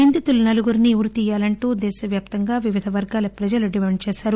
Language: Telugu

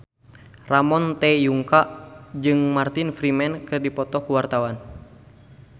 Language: Sundanese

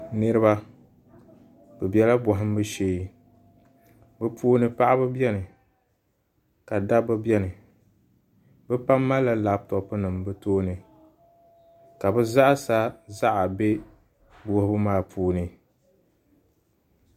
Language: Dagbani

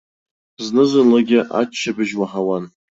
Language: Abkhazian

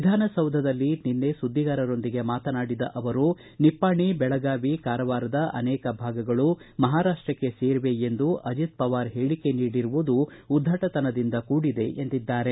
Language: Kannada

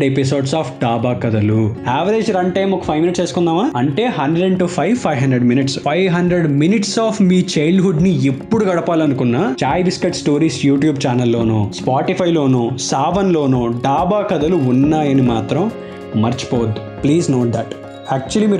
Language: Telugu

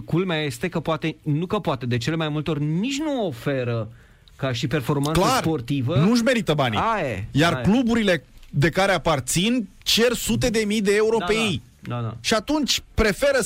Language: Romanian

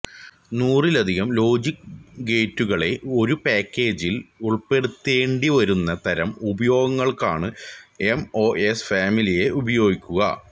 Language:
Malayalam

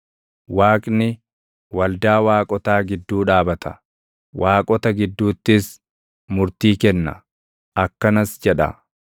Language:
Oromo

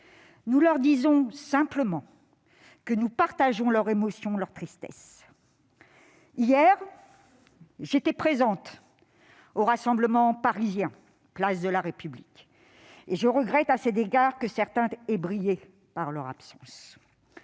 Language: French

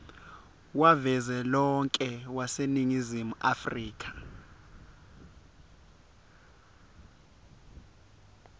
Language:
Swati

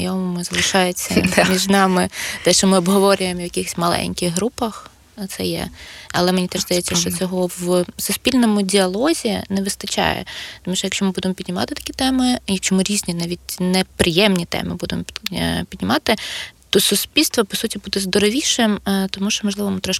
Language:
Ukrainian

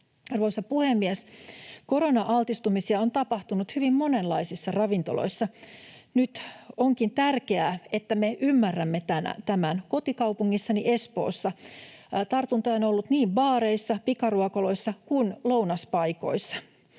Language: Finnish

